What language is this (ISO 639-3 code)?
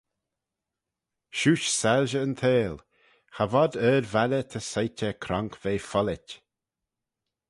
glv